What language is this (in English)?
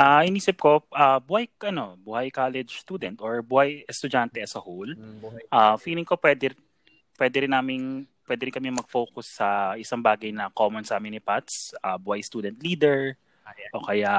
Filipino